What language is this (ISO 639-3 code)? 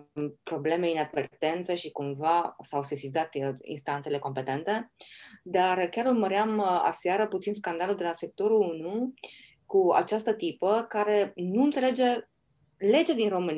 ron